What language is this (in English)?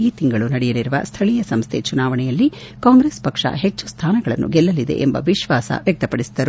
Kannada